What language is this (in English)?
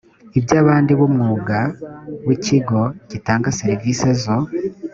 Kinyarwanda